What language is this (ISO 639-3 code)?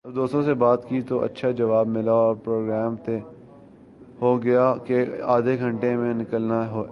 urd